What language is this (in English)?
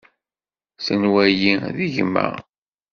Kabyle